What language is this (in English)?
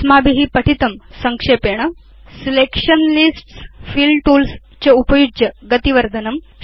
Sanskrit